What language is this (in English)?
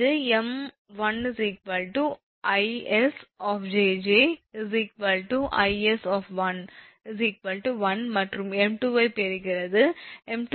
Tamil